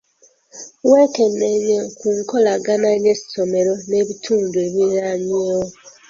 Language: Ganda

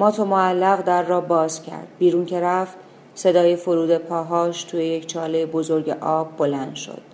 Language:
Persian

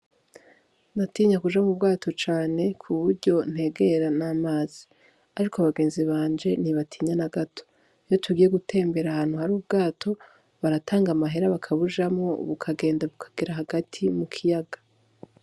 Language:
Rundi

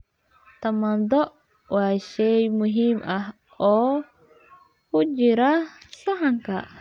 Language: Somali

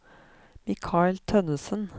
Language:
Norwegian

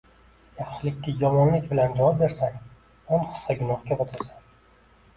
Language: Uzbek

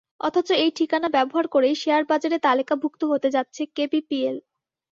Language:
Bangla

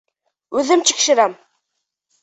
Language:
Bashkir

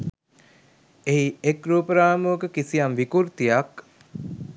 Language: Sinhala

